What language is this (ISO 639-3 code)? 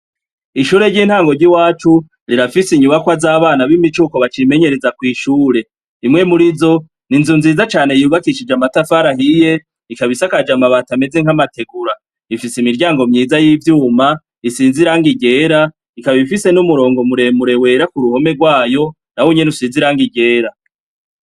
run